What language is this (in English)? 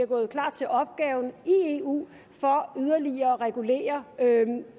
Danish